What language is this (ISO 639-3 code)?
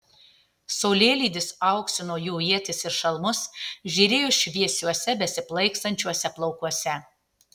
lit